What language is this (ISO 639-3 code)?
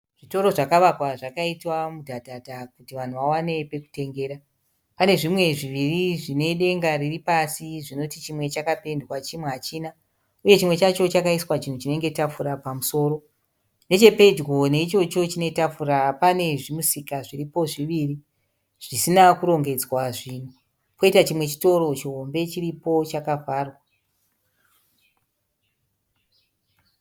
sna